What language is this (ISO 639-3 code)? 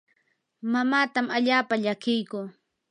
qur